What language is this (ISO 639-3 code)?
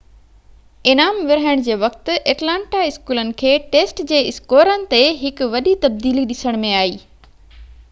snd